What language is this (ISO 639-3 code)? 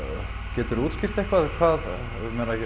isl